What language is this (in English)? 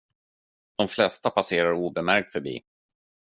Swedish